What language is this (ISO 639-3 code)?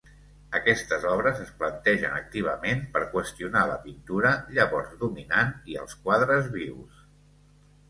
cat